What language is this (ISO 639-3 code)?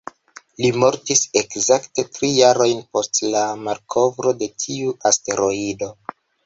epo